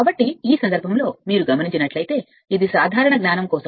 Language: Telugu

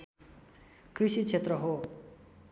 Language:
Nepali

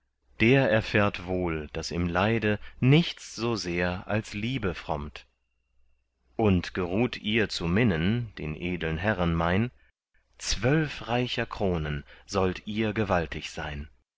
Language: German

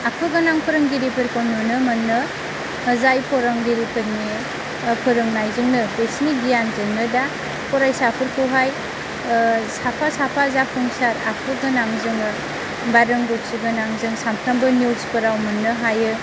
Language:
Bodo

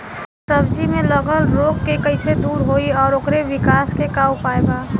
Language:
Bhojpuri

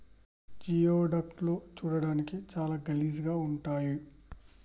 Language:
Telugu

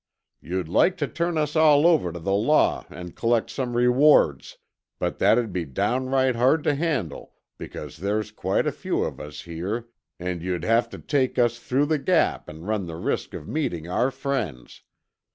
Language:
English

